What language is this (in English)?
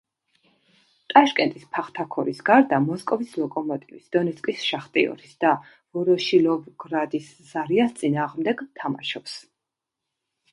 Georgian